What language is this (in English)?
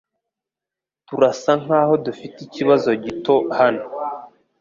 Kinyarwanda